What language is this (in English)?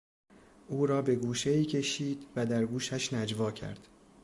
Persian